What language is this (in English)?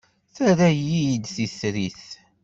Kabyle